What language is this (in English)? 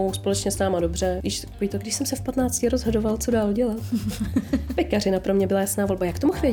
Czech